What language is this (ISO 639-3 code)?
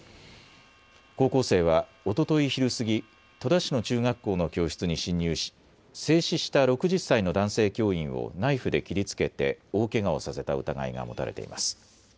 jpn